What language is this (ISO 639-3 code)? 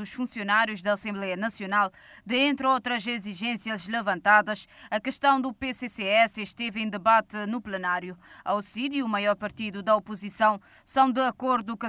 por